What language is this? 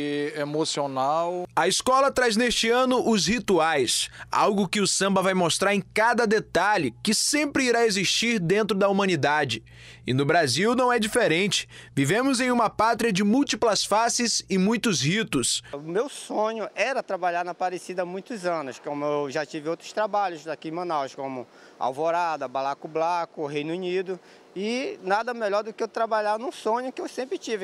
Portuguese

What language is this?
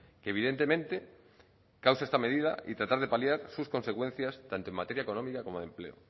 Spanish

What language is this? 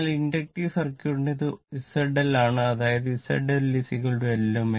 Malayalam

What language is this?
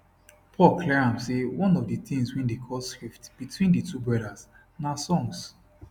Nigerian Pidgin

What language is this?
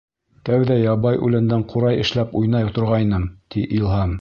Bashkir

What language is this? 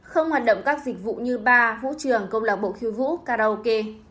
Vietnamese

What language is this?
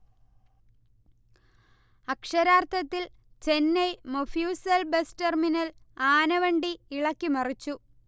Malayalam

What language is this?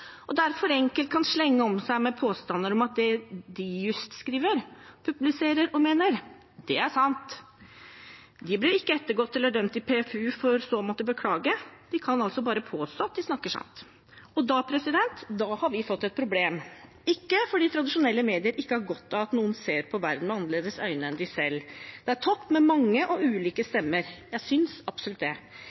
Norwegian Bokmål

